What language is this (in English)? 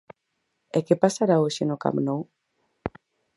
Galician